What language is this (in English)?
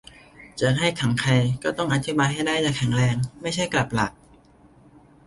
Thai